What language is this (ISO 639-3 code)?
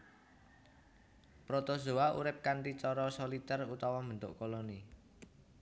jav